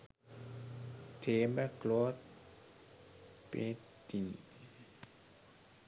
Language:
Sinhala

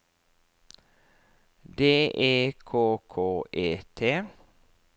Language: Norwegian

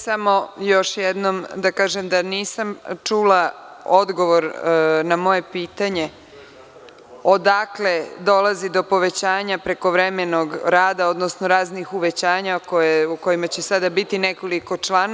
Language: Serbian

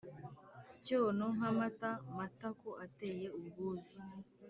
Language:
Kinyarwanda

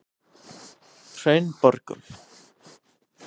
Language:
Icelandic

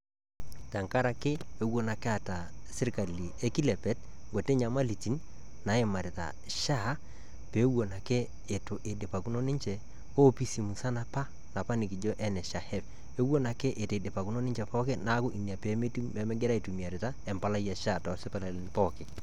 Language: Masai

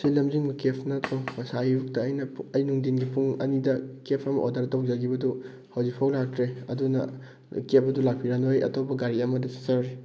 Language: Manipuri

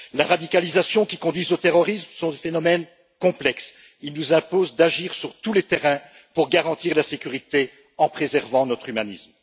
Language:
French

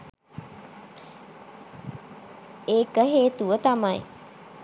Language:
Sinhala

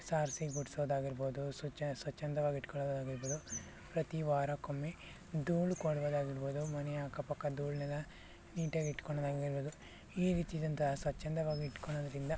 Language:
Kannada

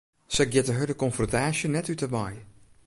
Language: Western Frisian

